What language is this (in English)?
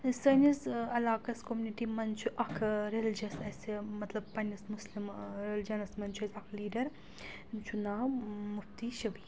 Kashmiri